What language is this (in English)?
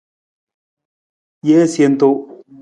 Nawdm